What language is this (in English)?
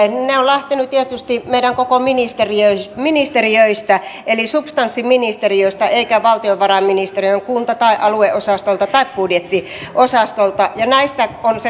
Finnish